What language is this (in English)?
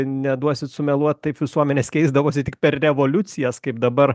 Lithuanian